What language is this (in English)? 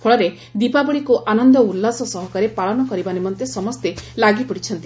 Odia